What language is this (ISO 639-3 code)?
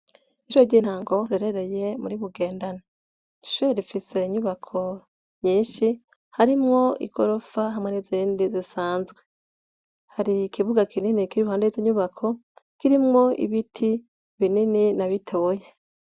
run